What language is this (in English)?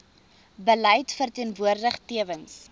Afrikaans